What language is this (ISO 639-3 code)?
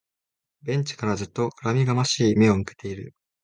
jpn